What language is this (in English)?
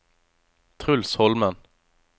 Norwegian